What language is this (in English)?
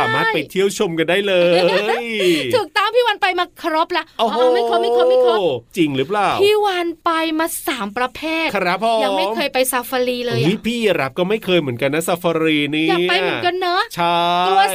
Thai